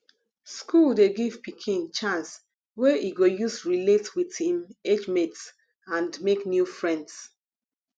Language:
Nigerian Pidgin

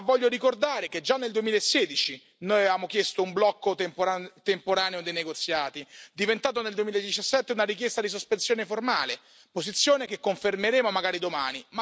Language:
Italian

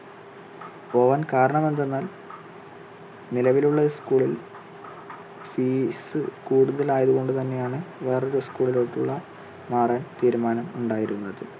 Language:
Malayalam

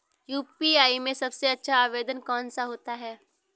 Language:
Hindi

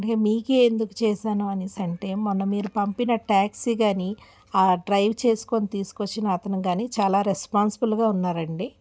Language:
Telugu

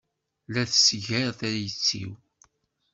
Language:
Kabyle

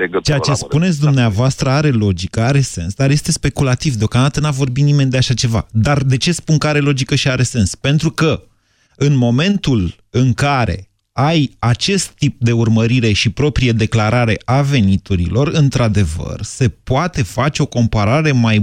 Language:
Romanian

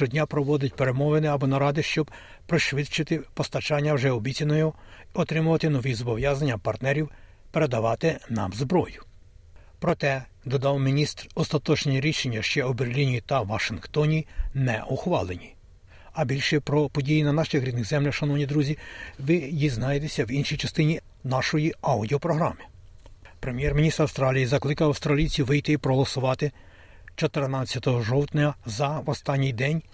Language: Ukrainian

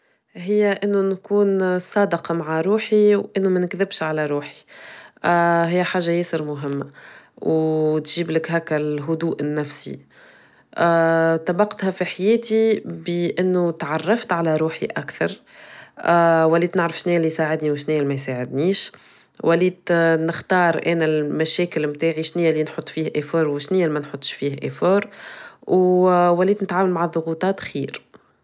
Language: Tunisian Arabic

